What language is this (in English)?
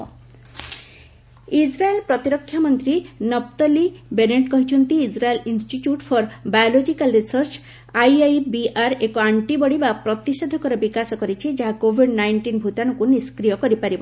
Odia